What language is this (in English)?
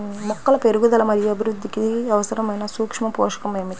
Telugu